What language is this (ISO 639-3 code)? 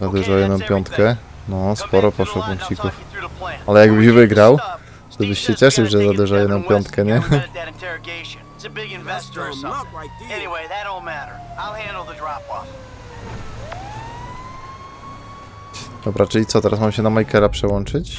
pol